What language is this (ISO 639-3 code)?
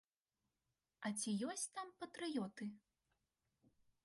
bel